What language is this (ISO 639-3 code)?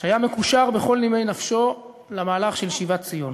heb